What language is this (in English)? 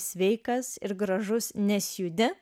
Lithuanian